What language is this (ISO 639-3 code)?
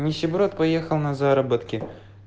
rus